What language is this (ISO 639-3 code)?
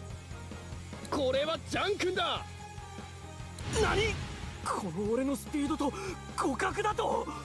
jpn